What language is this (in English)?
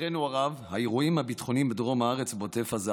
Hebrew